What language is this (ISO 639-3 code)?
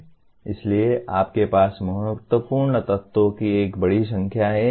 hin